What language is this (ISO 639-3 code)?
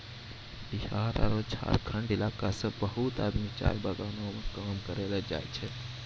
mai